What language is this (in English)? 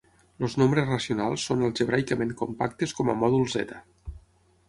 Catalan